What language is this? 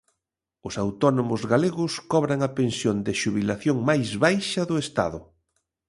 Galician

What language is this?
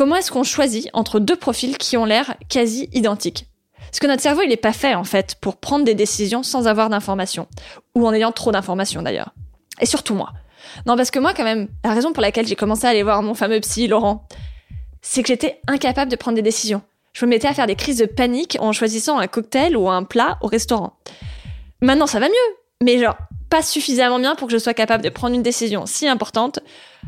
French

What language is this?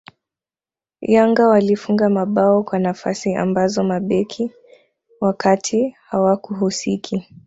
Swahili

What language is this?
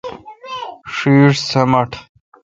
Kalkoti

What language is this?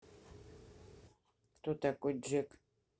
Russian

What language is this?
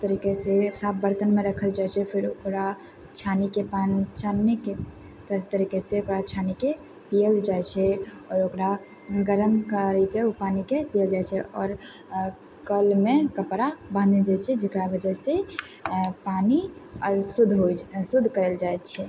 Maithili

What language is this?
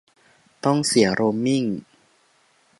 Thai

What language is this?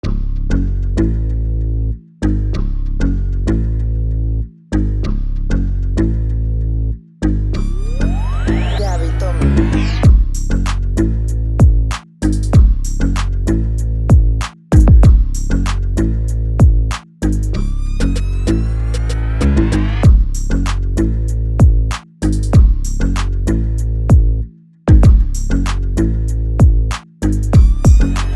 Korean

